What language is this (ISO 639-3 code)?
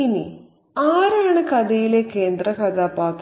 mal